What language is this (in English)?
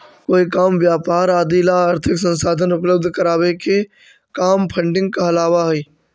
Magahi